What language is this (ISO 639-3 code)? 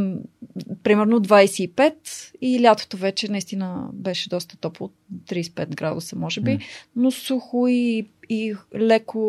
bul